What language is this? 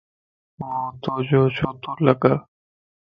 Lasi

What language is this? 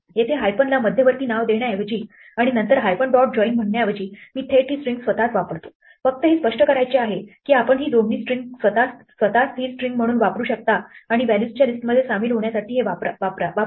Marathi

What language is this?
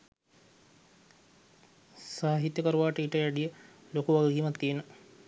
Sinhala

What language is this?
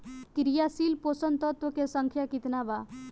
Bhojpuri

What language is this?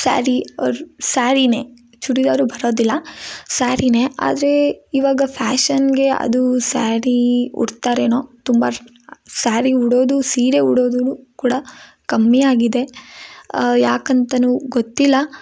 Kannada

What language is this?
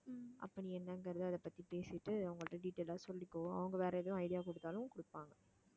Tamil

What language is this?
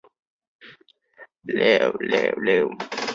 Chinese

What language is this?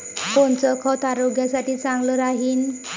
Marathi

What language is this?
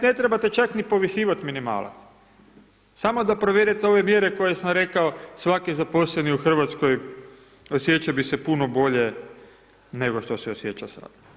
Croatian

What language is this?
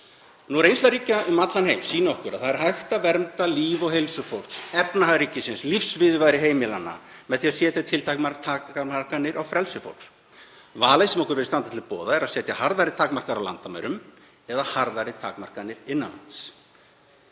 Icelandic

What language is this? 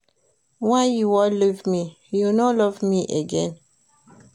Nigerian Pidgin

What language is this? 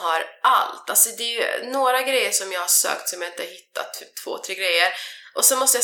Swedish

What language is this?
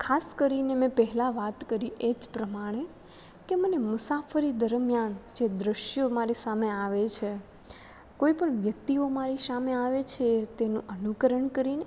Gujarati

